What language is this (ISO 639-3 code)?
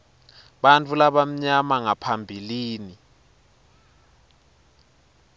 ssw